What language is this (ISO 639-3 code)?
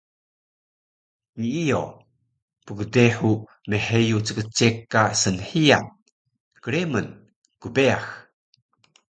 trv